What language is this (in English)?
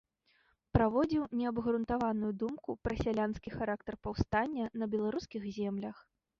Belarusian